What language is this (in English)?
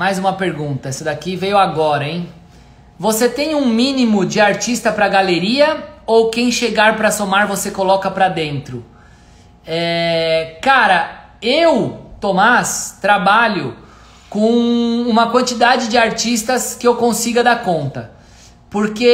Portuguese